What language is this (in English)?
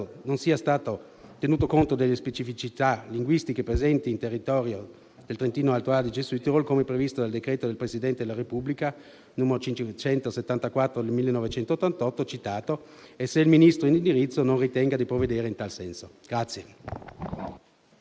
Italian